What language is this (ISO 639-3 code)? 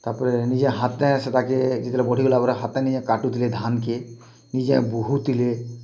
ori